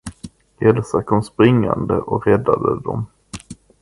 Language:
Swedish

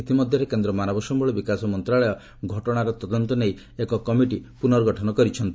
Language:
Odia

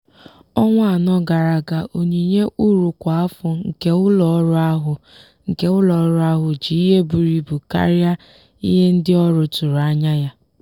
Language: Igbo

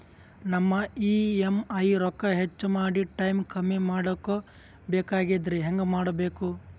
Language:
Kannada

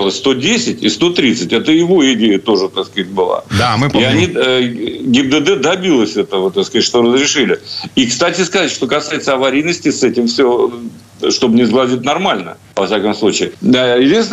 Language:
Russian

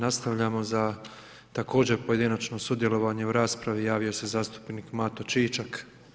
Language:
Croatian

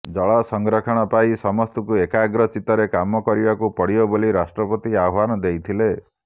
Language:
Odia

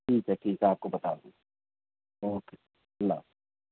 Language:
Urdu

